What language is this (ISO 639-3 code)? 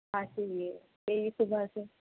urd